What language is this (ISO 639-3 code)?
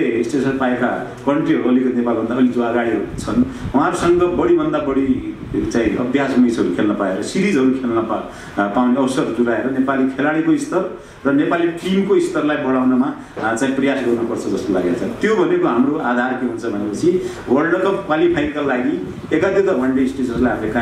por